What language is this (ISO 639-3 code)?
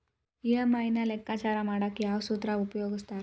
kan